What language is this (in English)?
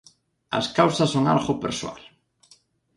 Galician